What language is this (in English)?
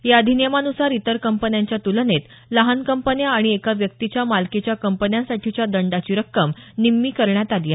Marathi